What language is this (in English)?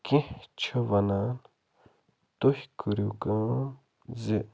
Kashmiri